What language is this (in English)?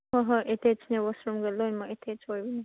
Manipuri